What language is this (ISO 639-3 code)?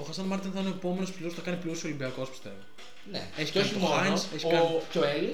ell